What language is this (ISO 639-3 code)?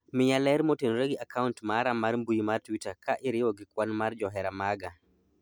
luo